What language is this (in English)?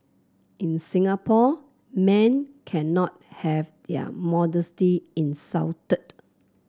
English